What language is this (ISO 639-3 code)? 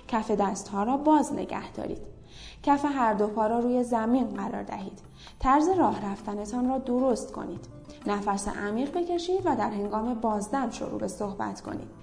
fas